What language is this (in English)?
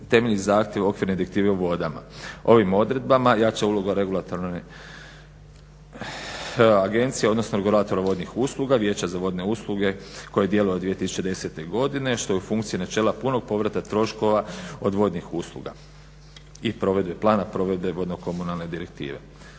Croatian